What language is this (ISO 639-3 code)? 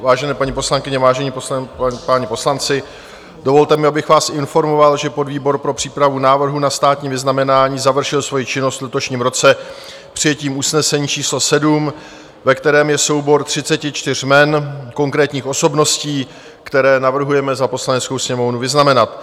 ces